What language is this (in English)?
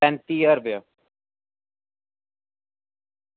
Dogri